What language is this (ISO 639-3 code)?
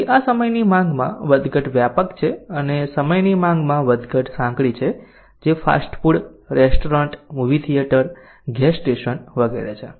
guj